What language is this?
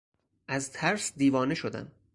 Persian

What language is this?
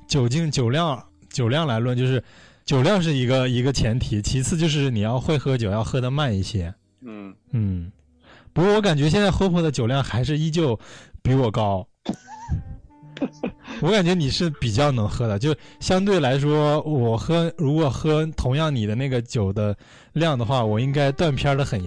Chinese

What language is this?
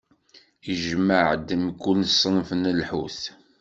Kabyle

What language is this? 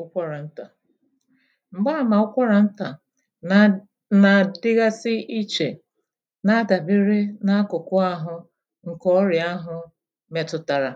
Igbo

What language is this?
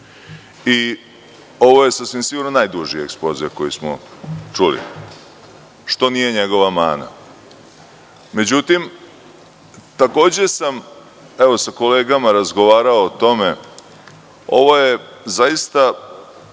Serbian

